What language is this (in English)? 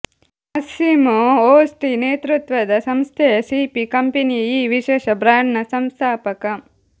Kannada